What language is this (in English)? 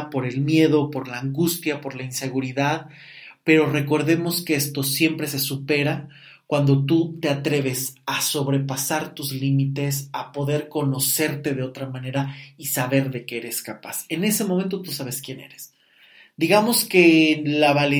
Spanish